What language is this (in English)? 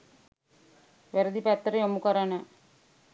Sinhala